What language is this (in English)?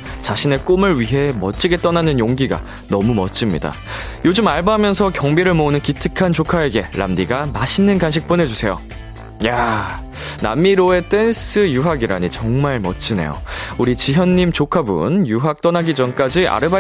Korean